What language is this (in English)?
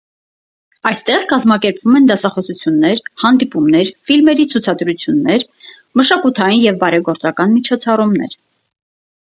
Armenian